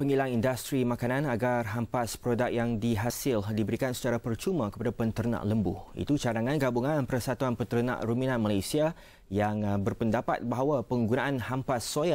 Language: Malay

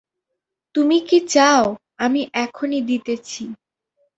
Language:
Bangla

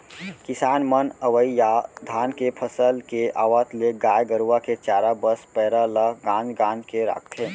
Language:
Chhattisgarhi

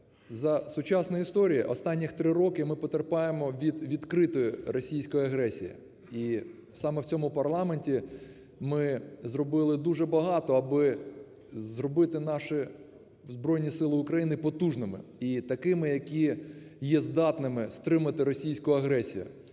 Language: Ukrainian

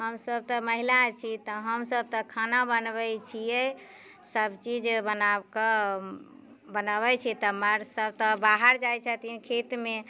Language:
Maithili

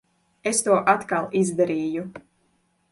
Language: Latvian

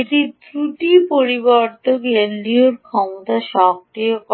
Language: Bangla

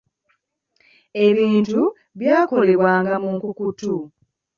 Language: Ganda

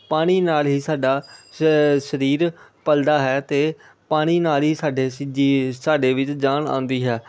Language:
Punjabi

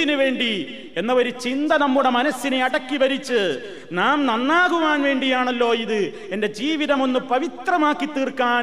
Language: Malayalam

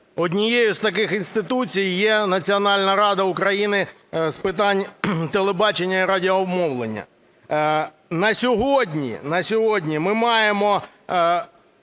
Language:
Ukrainian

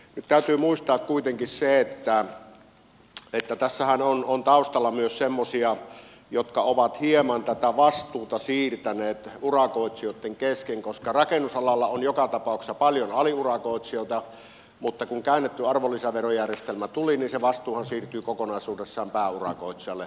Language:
Finnish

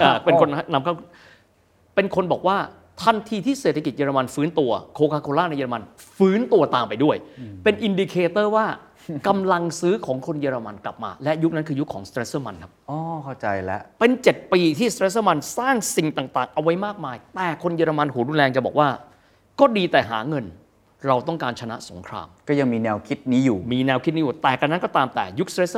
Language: Thai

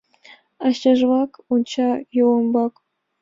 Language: Mari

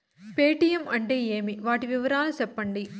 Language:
Telugu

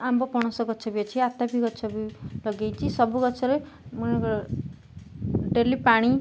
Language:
Odia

